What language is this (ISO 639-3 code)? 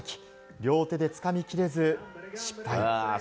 jpn